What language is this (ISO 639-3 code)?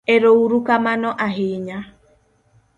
luo